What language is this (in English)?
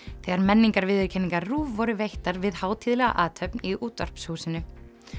Icelandic